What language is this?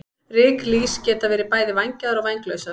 Icelandic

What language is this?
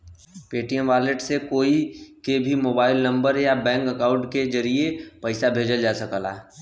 Bhojpuri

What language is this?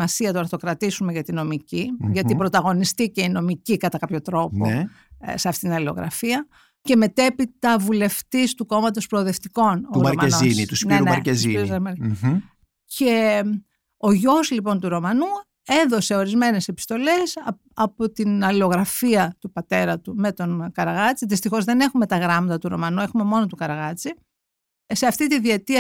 Greek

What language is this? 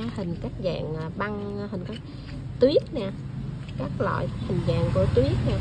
Vietnamese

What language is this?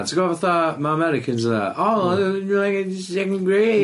Welsh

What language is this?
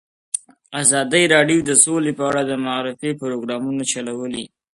Pashto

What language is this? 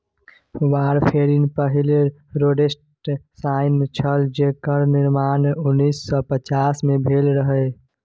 Maithili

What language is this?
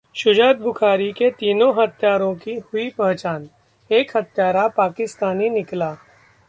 Hindi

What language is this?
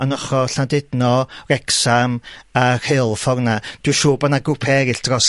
Welsh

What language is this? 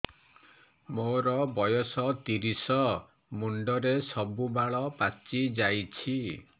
Odia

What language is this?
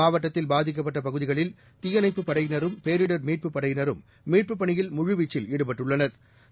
Tamil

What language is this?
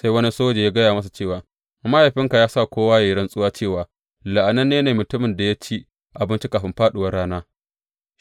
Hausa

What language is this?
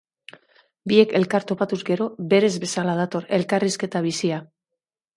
Basque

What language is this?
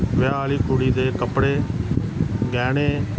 Punjabi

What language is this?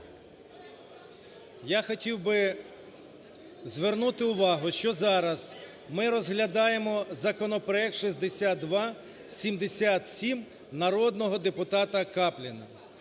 Ukrainian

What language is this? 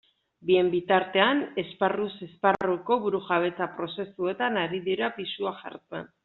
Basque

